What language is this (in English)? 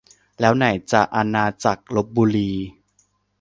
Thai